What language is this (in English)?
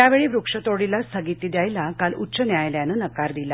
Marathi